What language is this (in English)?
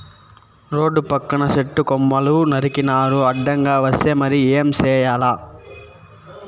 Telugu